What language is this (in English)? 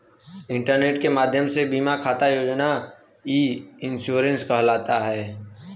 Bhojpuri